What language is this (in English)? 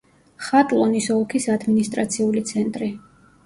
Georgian